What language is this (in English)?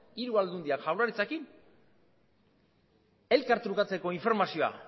Basque